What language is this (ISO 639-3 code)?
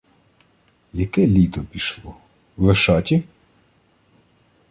ukr